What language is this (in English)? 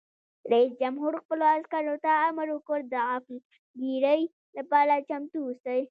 Pashto